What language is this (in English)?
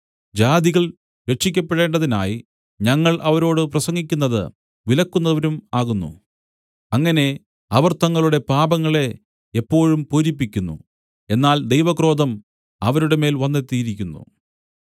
Malayalam